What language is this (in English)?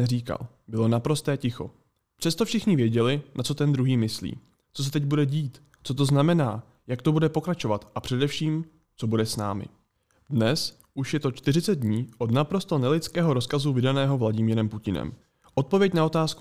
Czech